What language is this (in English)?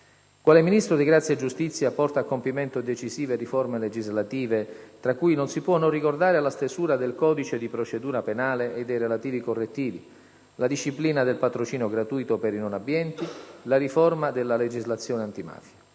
Italian